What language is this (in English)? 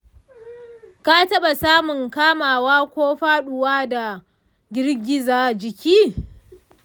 Hausa